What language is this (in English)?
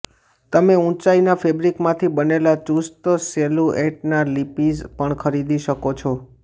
Gujarati